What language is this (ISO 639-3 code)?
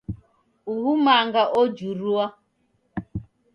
dav